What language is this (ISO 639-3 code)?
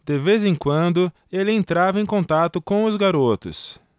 por